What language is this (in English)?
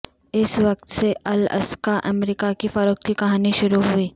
Urdu